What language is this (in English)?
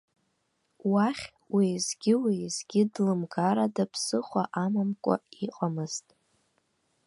Abkhazian